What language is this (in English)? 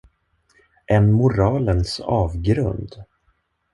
Swedish